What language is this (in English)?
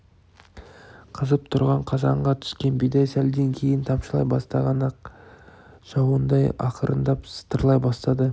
Kazakh